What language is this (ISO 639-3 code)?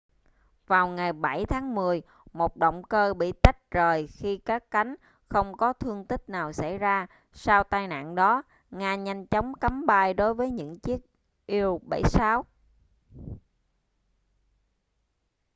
vie